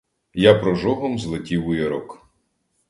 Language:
Ukrainian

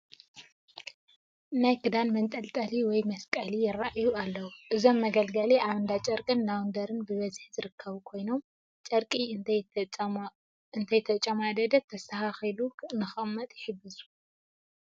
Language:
Tigrinya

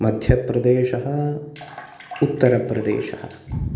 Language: Sanskrit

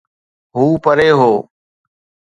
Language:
Sindhi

